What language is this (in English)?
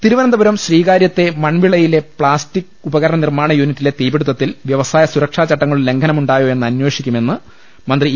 Malayalam